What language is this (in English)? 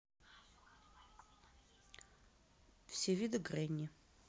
Russian